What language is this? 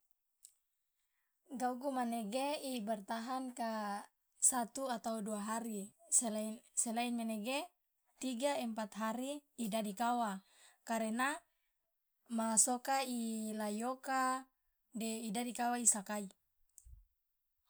Loloda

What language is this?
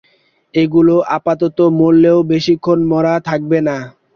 Bangla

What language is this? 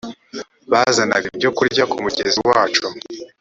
Kinyarwanda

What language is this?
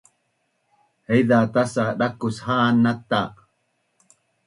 Bunun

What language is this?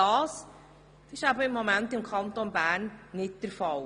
Swiss German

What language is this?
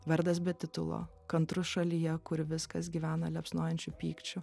Lithuanian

